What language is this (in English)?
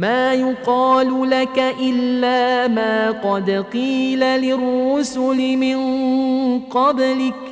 Arabic